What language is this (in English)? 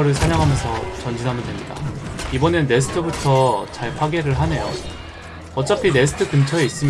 Korean